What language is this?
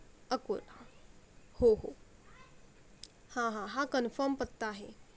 Marathi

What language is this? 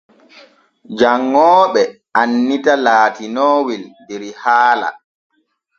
Borgu Fulfulde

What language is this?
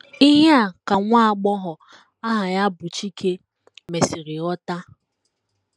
Igbo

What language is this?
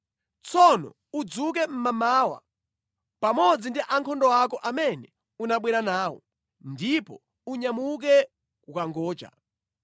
Nyanja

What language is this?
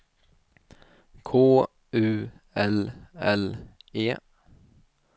Swedish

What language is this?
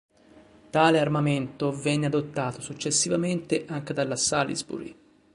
Italian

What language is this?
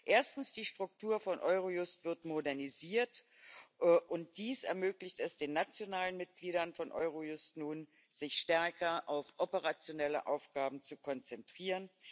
German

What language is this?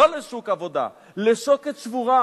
Hebrew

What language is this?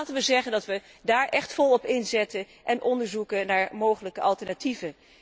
Dutch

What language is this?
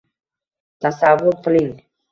Uzbek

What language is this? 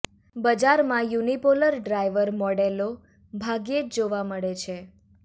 Gujarati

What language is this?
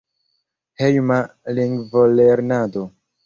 Esperanto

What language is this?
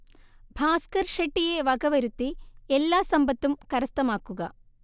Malayalam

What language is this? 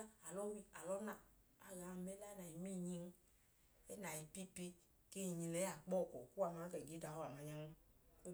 Idoma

